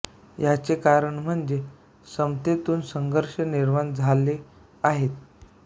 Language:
Marathi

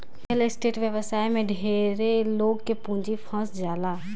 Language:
Bhojpuri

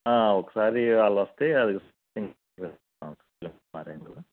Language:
Telugu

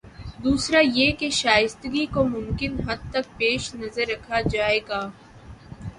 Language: Urdu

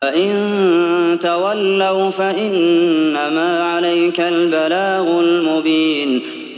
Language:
Arabic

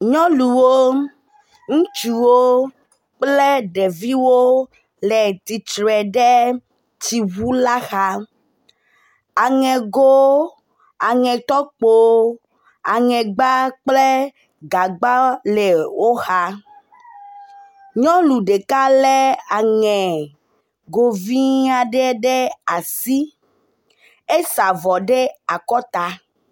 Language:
Ewe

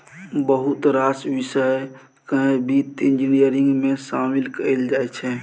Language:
Maithili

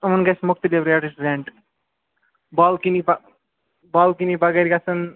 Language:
Kashmiri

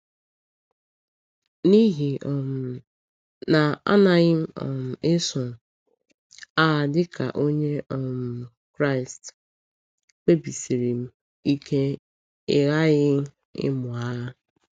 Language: Igbo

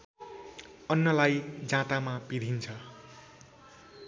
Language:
Nepali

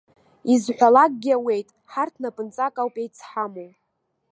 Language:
Abkhazian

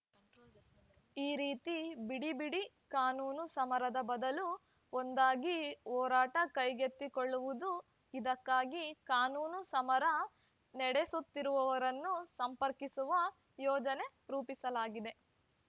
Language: Kannada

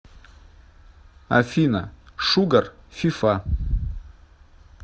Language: Russian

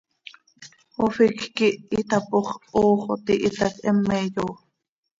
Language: Seri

